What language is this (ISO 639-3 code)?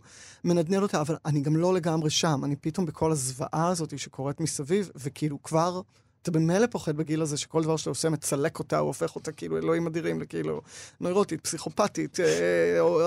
heb